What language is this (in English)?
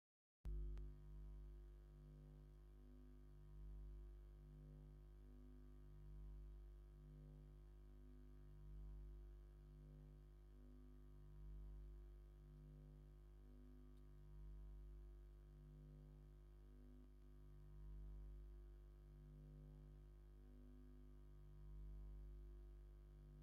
Tigrinya